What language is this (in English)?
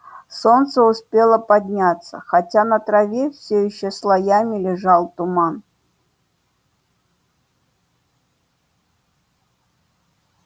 Russian